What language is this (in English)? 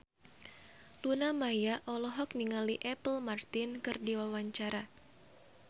Sundanese